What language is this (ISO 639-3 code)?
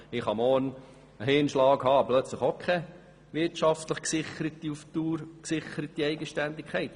gsw